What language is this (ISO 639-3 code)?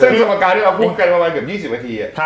tha